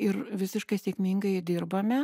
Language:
Lithuanian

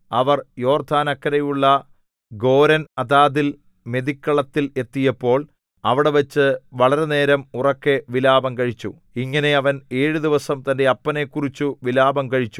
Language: Malayalam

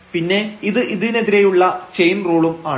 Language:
Malayalam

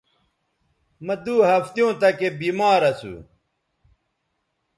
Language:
Bateri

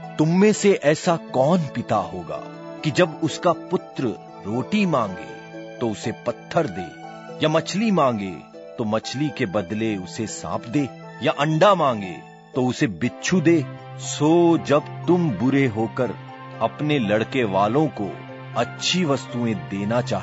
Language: Hindi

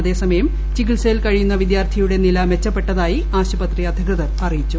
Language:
Malayalam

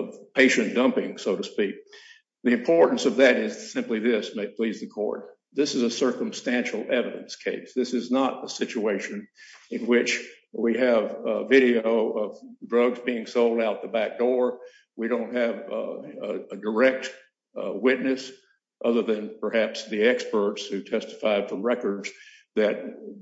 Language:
English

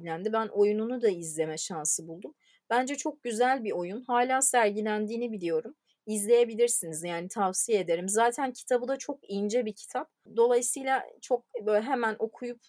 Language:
Turkish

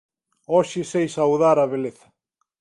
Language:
Galician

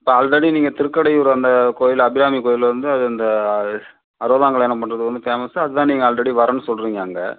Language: Tamil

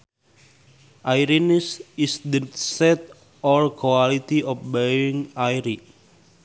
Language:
Sundanese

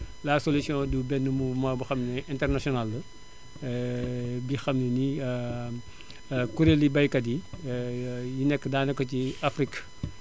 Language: Wolof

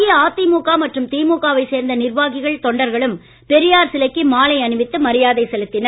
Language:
Tamil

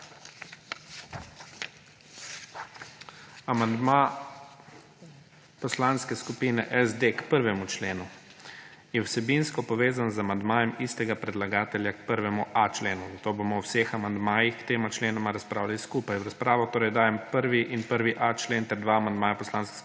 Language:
Slovenian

